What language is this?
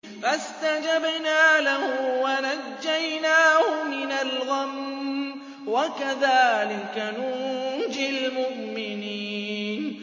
Arabic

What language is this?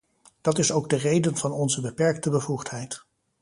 Dutch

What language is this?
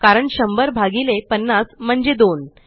Marathi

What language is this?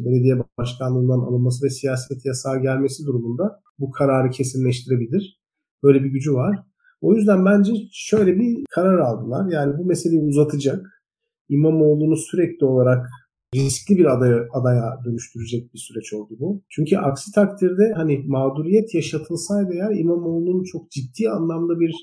Turkish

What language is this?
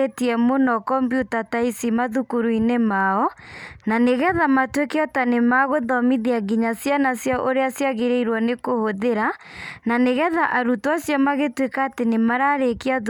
Kikuyu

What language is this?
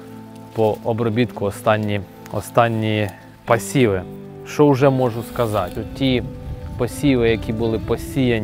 Ukrainian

